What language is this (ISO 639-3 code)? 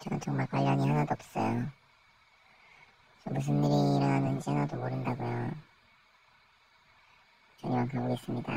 kor